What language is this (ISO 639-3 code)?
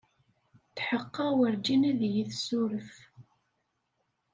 kab